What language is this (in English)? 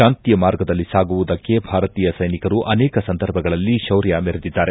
Kannada